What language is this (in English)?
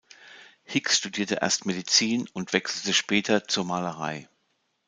German